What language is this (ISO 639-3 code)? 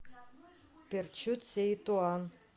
rus